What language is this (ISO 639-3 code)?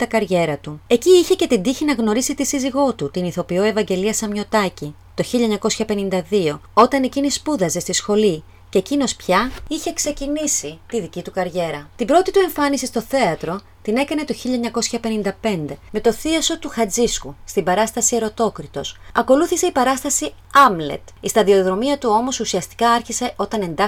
ell